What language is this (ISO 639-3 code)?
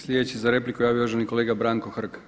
hrv